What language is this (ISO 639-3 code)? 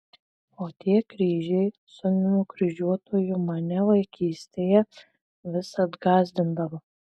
lit